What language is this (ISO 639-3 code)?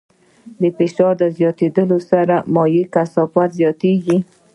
pus